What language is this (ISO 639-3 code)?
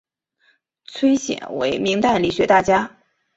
zho